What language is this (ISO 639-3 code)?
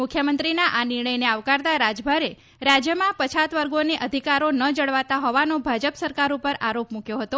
guj